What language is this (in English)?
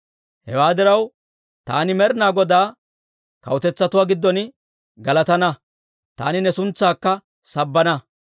Dawro